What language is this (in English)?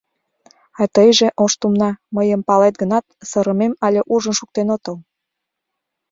Mari